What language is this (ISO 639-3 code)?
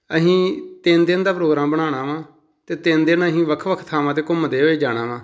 pan